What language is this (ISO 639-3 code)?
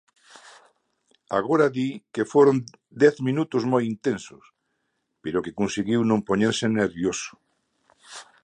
glg